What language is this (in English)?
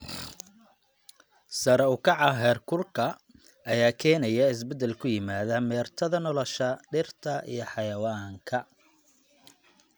Somali